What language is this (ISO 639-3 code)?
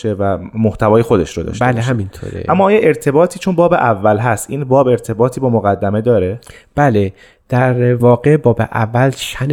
fas